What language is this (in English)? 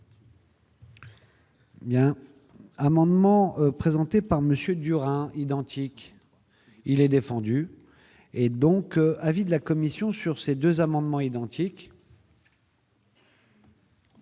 French